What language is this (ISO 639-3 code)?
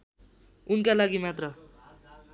nep